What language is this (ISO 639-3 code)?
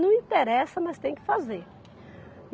por